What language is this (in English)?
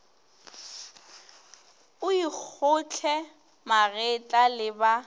Northern Sotho